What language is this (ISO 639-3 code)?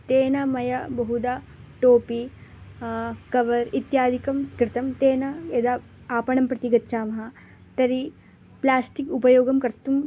san